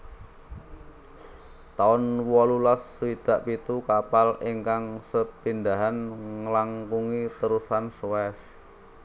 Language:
Javanese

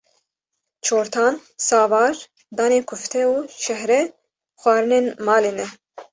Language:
Kurdish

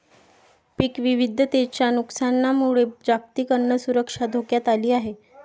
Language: Marathi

